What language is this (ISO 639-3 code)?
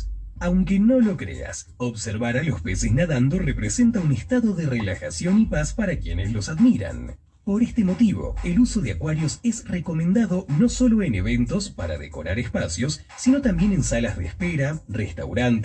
spa